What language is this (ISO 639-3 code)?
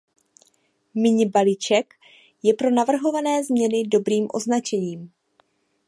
ces